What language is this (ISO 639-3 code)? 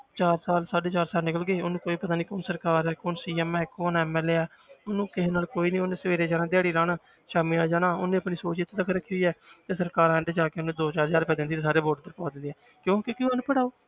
pan